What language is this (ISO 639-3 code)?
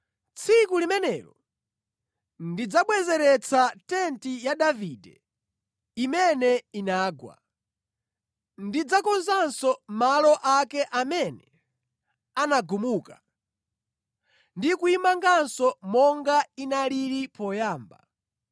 nya